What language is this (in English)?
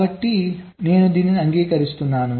Telugu